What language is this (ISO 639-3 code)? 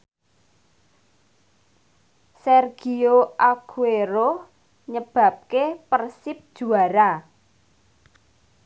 jav